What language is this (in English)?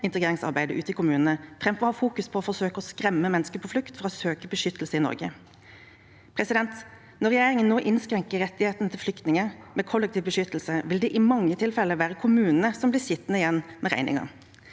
Norwegian